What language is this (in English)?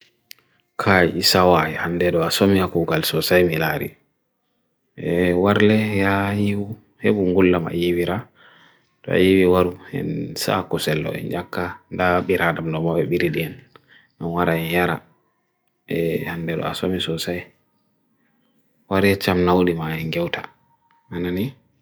Bagirmi Fulfulde